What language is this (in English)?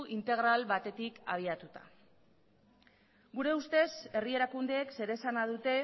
Basque